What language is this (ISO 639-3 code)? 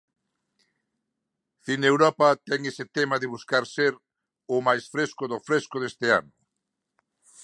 glg